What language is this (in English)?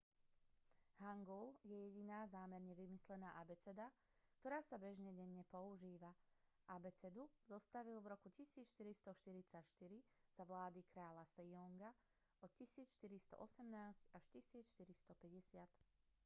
Slovak